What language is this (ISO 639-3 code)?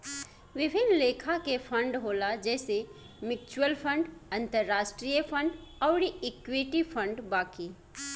bho